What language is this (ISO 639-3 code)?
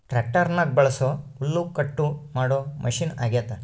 kan